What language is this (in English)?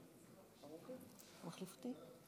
Hebrew